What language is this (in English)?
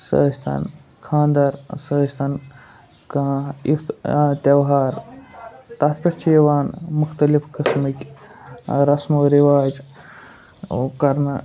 Kashmiri